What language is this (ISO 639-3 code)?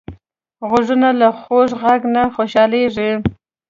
pus